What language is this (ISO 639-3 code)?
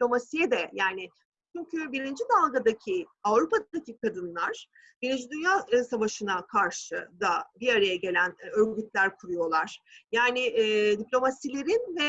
tur